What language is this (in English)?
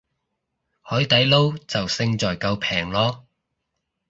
Cantonese